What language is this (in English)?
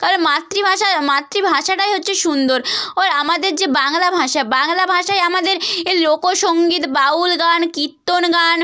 Bangla